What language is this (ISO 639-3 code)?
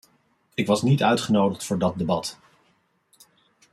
nld